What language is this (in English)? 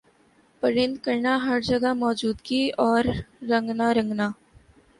Urdu